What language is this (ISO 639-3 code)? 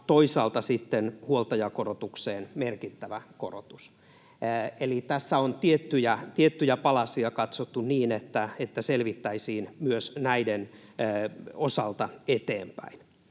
fin